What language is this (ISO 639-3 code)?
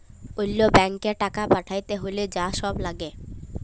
ben